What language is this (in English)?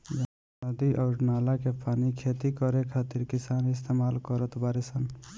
Bhojpuri